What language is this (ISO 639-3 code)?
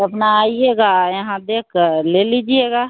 hin